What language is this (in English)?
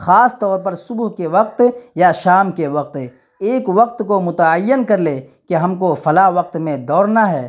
Urdu